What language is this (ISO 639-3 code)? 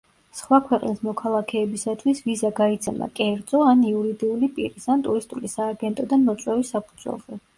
kat